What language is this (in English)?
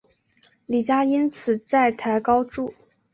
Chinese